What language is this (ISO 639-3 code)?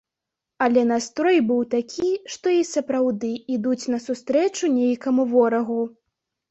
bel